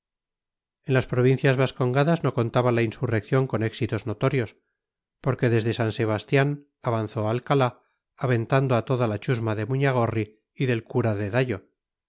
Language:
Spanish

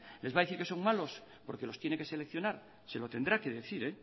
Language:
Spanish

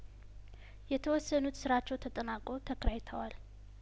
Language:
Amharic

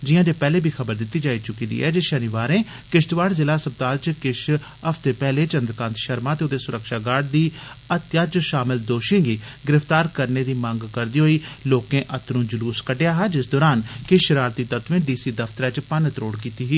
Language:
Dogri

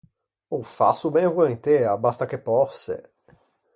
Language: Ligurian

